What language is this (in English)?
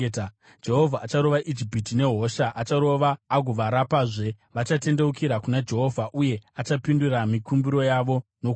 Shona